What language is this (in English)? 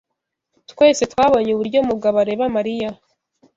Kinyarwanda